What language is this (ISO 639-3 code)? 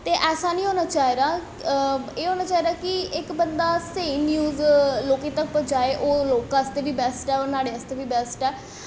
doi